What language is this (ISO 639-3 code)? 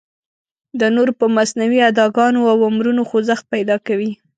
pus